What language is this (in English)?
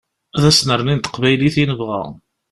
Kabyle